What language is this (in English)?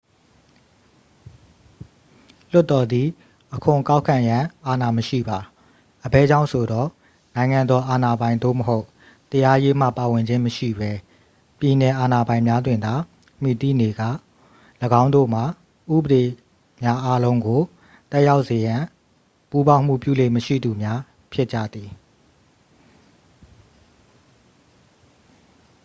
Burmese